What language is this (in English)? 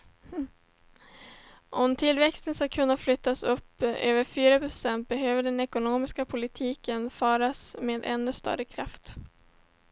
Swedish